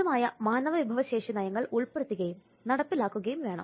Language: Malayalam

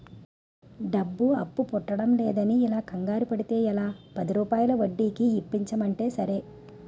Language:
Telugu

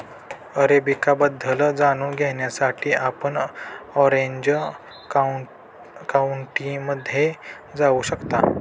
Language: Marathi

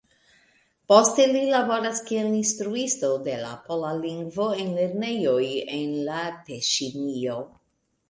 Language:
Esperanto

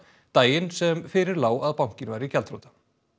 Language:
Icelandic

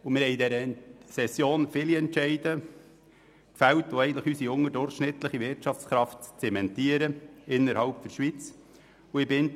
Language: Swiss German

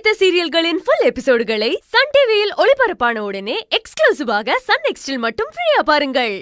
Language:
English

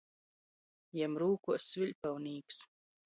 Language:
Latgalian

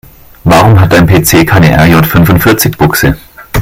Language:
German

